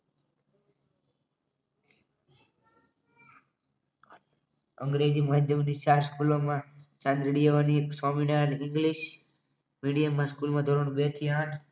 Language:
Gujarati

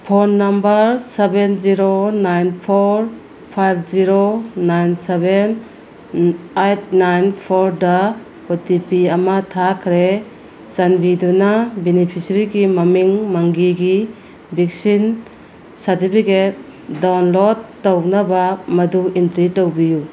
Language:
Manipuri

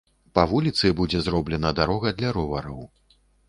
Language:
Belarusian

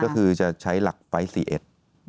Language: Thai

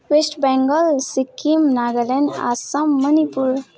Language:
Nepali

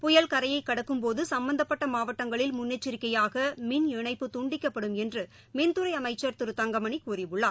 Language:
Tamil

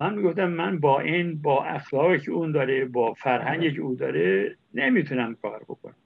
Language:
Persian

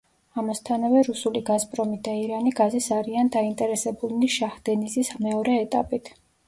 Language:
Georgian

